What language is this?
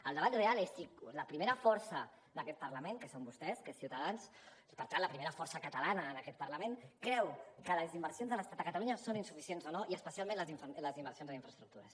Catalan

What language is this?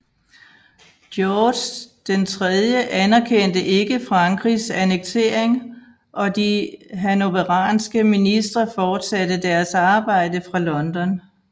Danish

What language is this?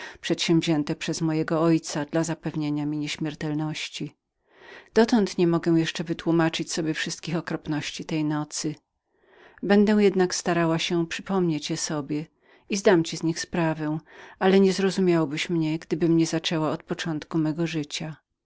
Polish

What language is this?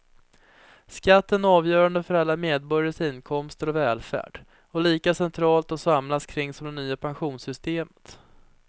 Swedish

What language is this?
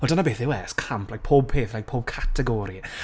Welsh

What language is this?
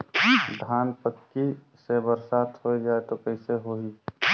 Chhattisgarhi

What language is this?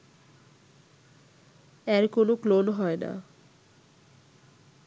Bangla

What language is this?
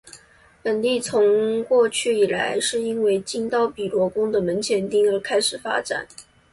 Chinese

